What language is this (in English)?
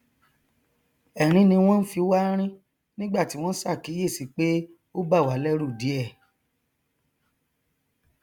Yoruba